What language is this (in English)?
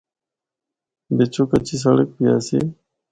Northern Hindko